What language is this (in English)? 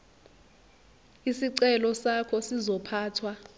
Zulu